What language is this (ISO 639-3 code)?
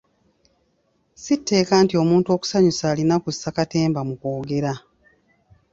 lug